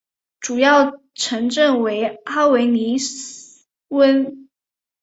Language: Chinese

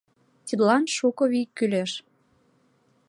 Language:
Mari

